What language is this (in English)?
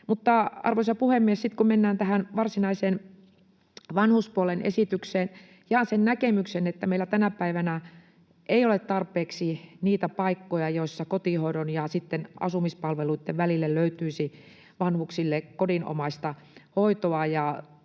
Finnish